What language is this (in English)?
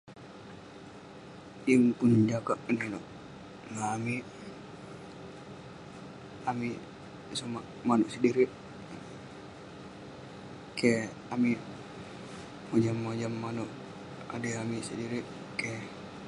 Western Penan